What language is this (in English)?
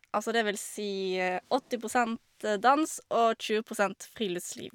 Norwegian